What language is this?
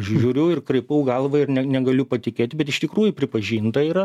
Lithuanian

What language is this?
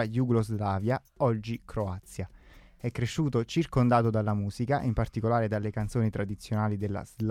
Italian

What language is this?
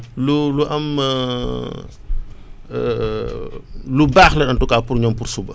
Wolof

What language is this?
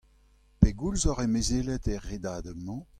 Breton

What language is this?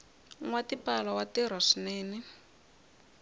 Tsonga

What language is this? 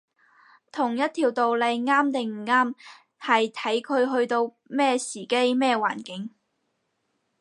Cantonese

